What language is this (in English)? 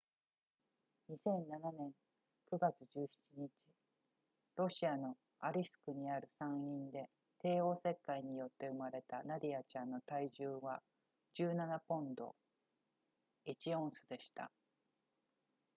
Japanese